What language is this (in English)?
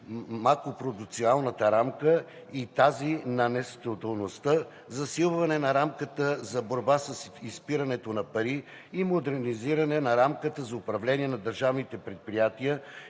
Bulgarian